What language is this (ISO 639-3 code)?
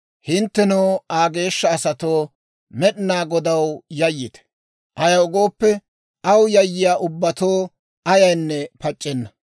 dwr